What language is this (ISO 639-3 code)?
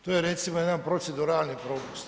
hrv